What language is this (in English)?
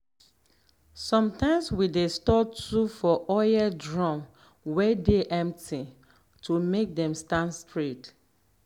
Nigerian Pidgin